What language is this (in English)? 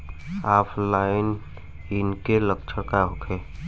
Bhojpuri